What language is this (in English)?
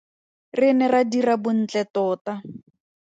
Tswana